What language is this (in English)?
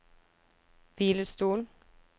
Norwegian